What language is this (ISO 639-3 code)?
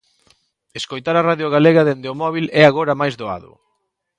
glg